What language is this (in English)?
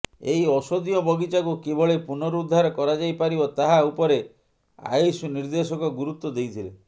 Odia